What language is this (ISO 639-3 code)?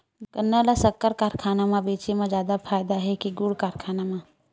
hne